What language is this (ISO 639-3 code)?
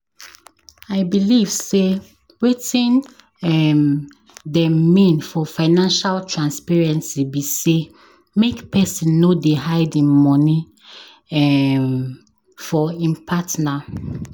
pcm